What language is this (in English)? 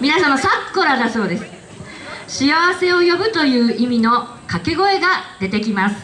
Japanese